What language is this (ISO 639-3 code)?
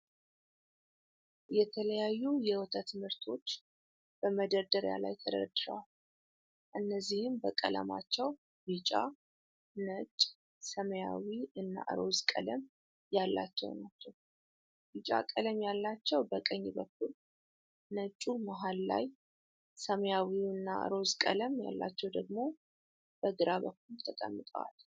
amh